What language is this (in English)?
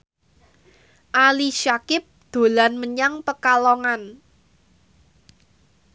Javanese